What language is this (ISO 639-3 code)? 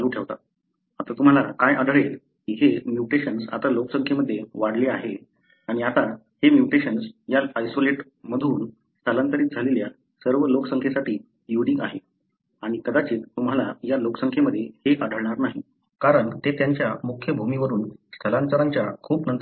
mar